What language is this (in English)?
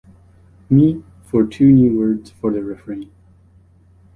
English